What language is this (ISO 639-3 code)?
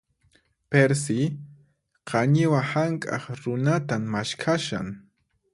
qxp